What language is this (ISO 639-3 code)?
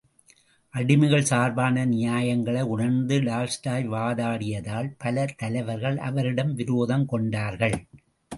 tam